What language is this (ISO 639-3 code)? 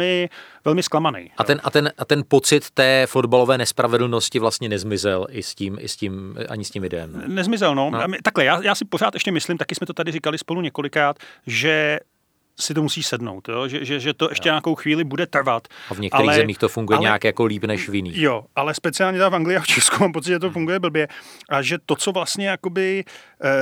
ces